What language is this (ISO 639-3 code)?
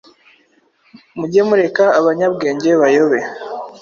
kin